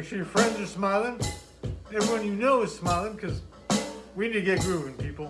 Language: English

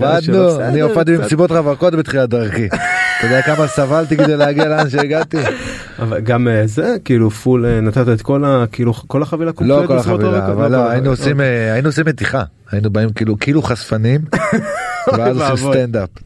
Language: Hebrew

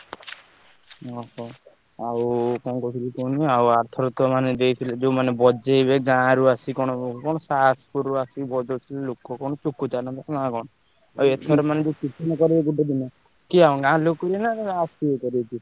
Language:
Odia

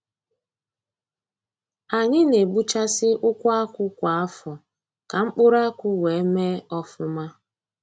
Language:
Igbo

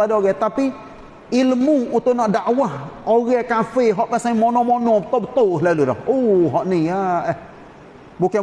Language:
Malay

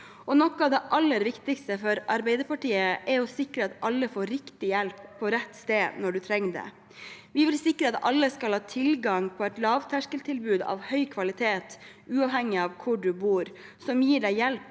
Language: Norwegian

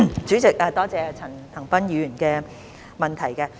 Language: Cantonese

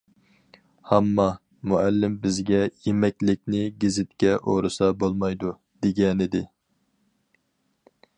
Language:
Uyghur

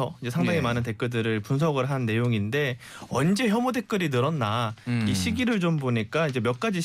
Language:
Korean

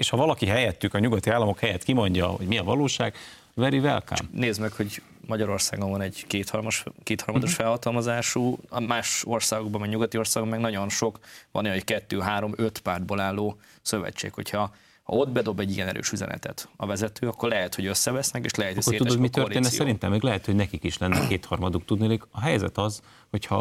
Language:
Hungarian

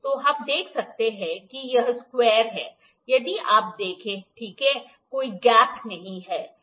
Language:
Hindi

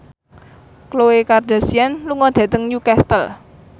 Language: Javanese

